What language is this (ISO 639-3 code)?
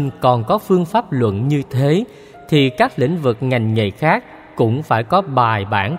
vie